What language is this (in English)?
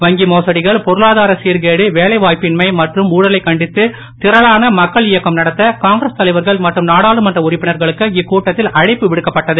Tamil